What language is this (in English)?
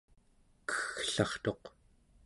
Central Yupik